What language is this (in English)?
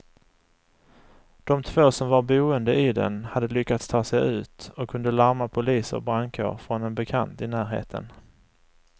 Swedish